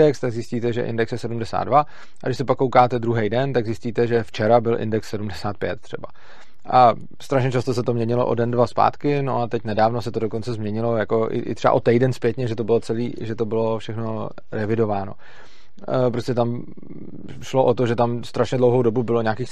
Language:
Czech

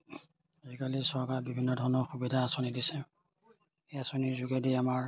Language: Assamese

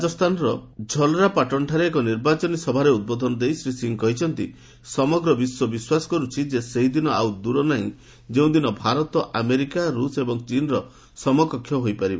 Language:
Odia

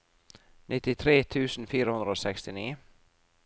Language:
Norwegian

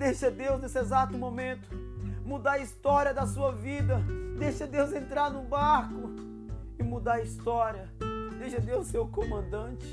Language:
Portuguese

